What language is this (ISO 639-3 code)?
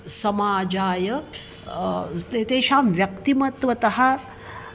san